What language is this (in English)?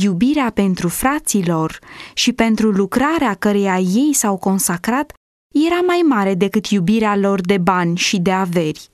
Romanian